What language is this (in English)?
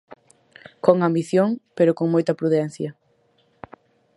Galician